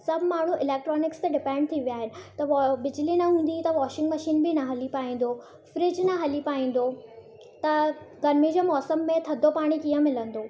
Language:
Sindhi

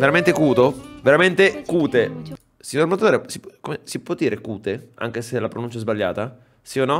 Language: Italian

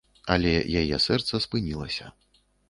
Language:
Belarusian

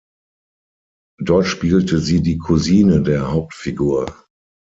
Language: German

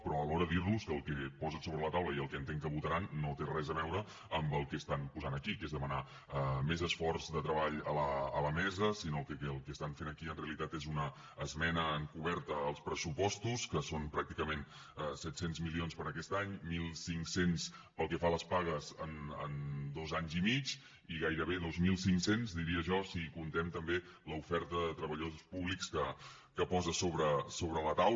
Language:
Catalan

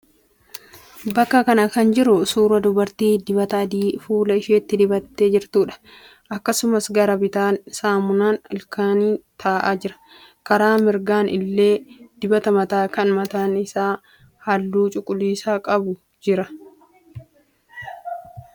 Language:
Oromo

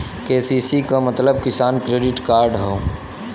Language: Bhojpuri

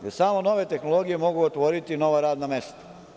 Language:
Serbian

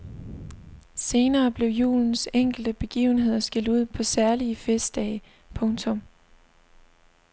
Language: Danish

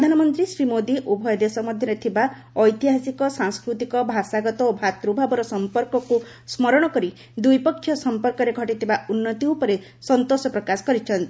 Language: Odia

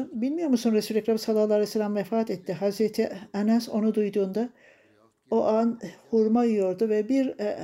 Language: Turkish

